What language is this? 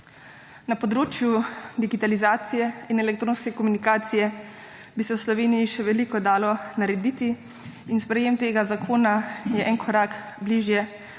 Slovenian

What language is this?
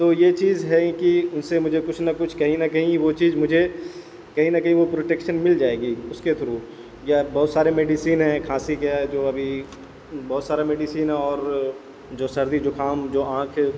Urdu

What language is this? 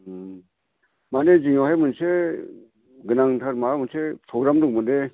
Bodo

